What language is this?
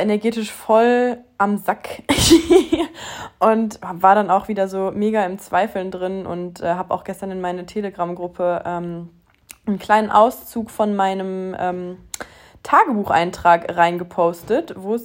German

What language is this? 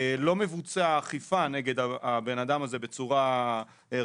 Hebrew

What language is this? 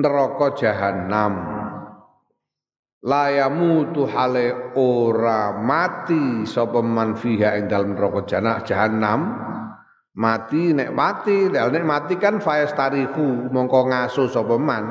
Indonesian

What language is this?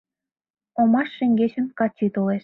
Mari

